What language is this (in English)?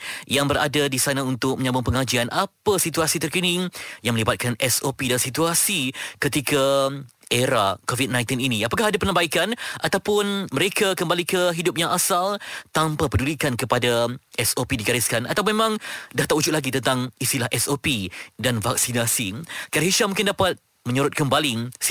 Malay